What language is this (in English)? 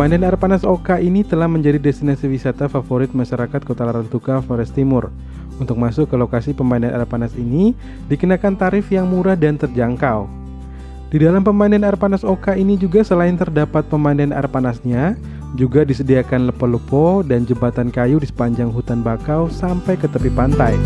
Indonesian